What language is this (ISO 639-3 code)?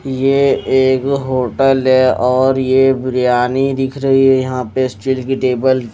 hin